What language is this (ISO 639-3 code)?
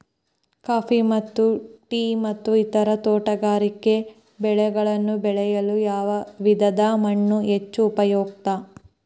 kan